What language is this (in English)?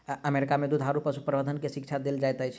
Maithili